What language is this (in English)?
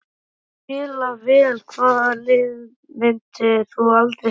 Icelandic